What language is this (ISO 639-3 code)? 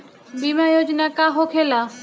bho